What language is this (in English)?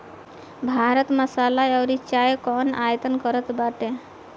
Bhojpuri